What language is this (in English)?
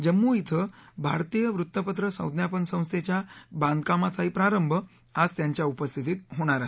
Marathi